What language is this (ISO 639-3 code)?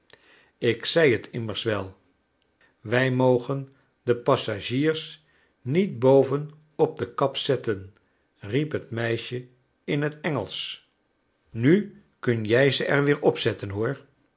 nld